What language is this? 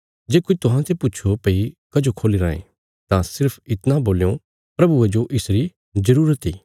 Bilaspuri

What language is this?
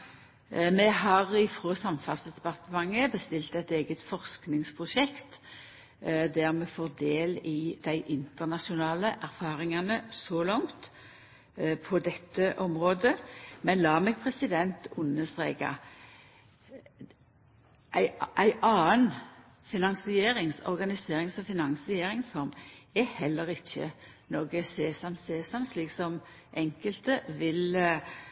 Norwegian Nynorsk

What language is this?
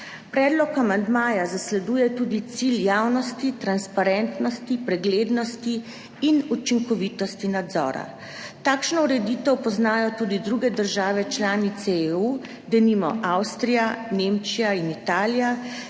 Slovenian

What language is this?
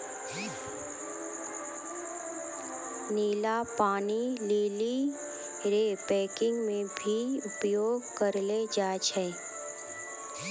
Maithili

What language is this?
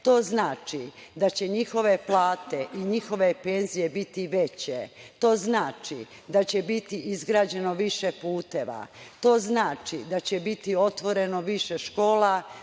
Serbian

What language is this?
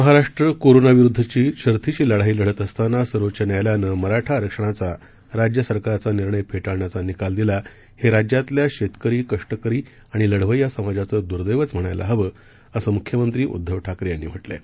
Marathi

